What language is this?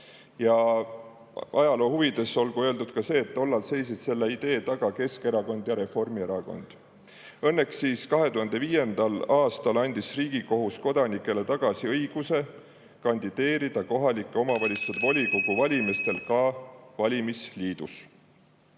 Estonian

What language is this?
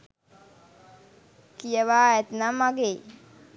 Sinhala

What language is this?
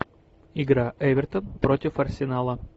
Russian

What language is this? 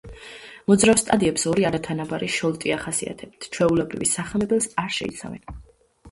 Georgian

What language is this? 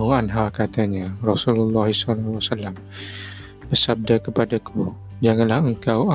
Malay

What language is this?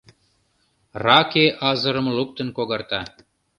Mari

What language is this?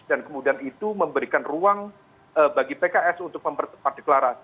Indonesian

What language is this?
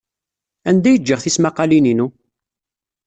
Kabyle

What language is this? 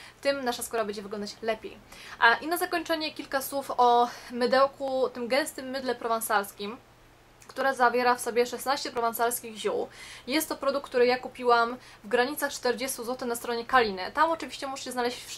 Polish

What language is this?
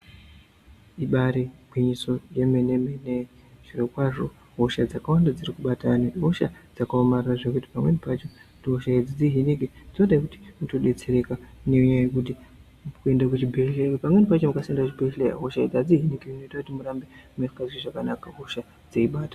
Ndau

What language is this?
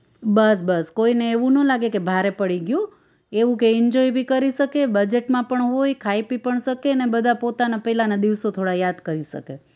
Gujarati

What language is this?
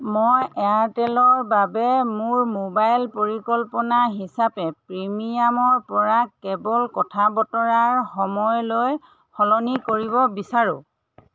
Assamese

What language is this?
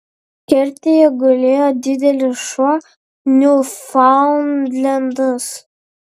Lithuanian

